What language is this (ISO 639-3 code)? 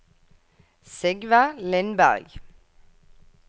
nor